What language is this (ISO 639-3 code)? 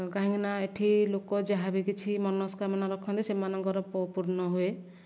ori